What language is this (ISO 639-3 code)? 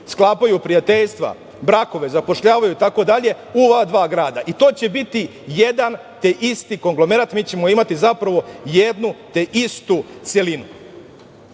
srp